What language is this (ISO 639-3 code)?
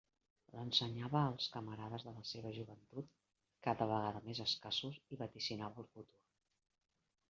cat